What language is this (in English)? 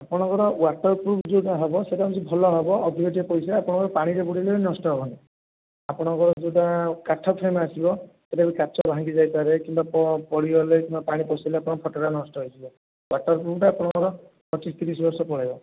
Odia